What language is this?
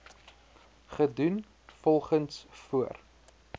Afrikaans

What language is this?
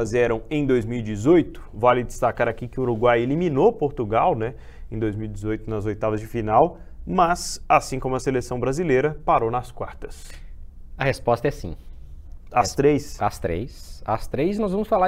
Portuguese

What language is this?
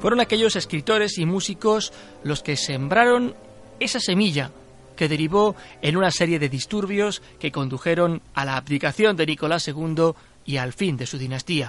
Spanish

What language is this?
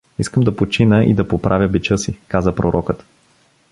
Bulgarian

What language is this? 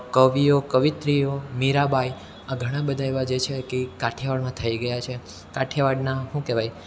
Gujarati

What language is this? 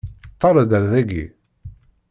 Kabyle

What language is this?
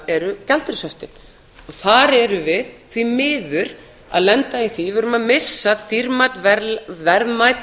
Icelandic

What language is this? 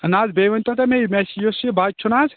Kashmiri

